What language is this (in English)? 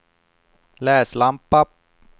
Swedish